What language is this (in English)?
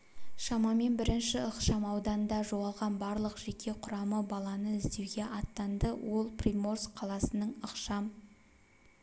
Kazakh